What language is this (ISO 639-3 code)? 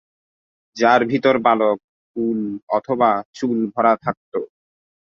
ben